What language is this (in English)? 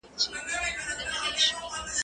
Pashto